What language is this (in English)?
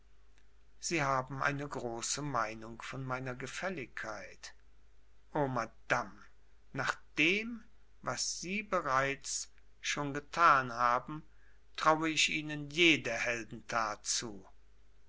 German